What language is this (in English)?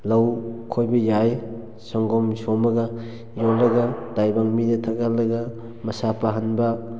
Manipuri